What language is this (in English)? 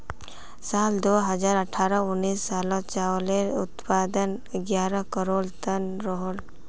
Magahi